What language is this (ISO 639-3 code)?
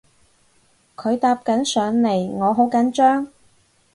yue